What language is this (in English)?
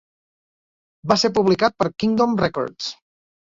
Catalan